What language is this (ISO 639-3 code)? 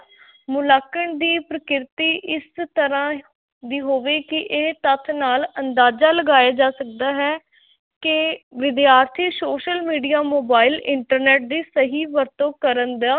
pan